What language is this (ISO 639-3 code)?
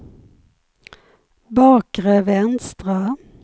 swe